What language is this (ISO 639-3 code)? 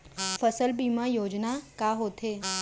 hne